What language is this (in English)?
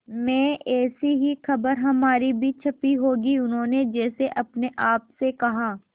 Hindi